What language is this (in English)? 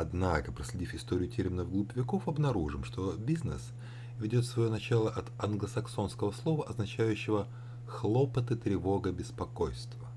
Russian